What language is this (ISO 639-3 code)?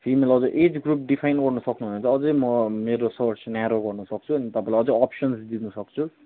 nep